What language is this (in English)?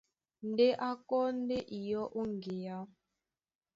Duala